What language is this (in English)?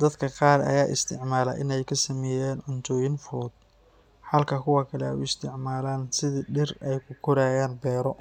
Somali